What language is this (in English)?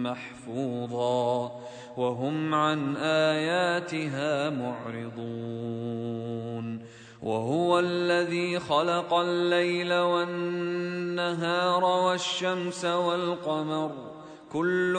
Arabic